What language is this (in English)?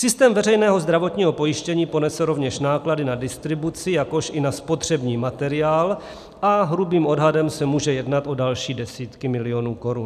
Czech